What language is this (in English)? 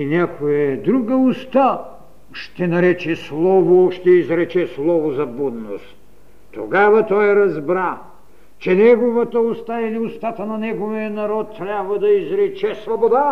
Bulgarian